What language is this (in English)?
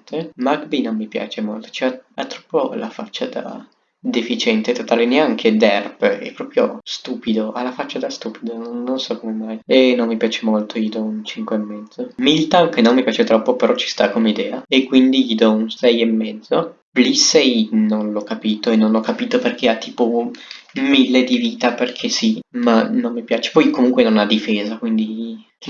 Italian